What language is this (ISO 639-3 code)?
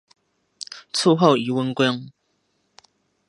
zho